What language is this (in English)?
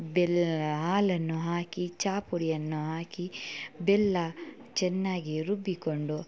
Kannada